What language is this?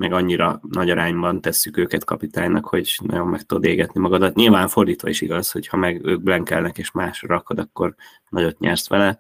Hungarian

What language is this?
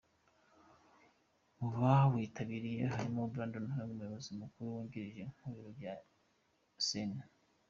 Kinyarwanda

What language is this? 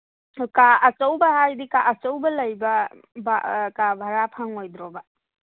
Manipuri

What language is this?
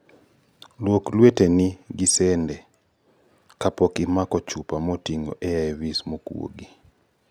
Luo (Kenya and Tanzania)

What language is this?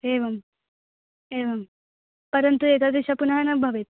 Sanskrit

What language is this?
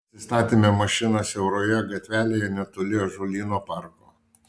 Lithuanian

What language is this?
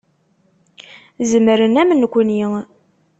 Kabyle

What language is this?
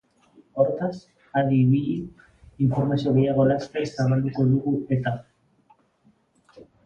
Basque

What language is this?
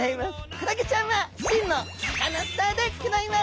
Japanese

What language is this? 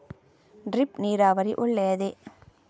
Kannada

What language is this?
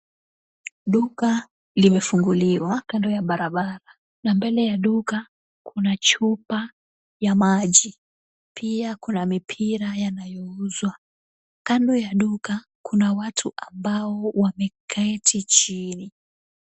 Swahili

